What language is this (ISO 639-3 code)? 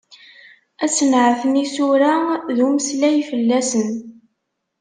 kab